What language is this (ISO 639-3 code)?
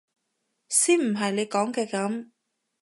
yue